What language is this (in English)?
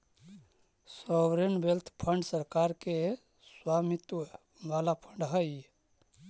Magahi